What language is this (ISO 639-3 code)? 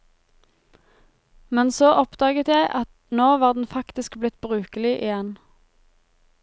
nor